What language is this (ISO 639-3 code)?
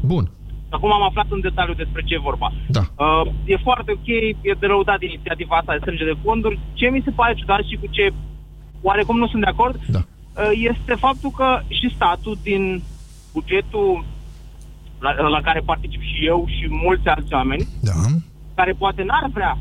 ron